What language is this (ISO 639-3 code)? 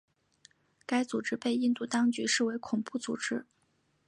zho